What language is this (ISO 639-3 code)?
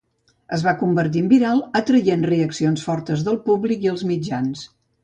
cat